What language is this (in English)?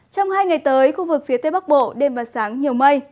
Vietnamese